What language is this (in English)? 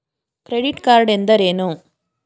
Kannada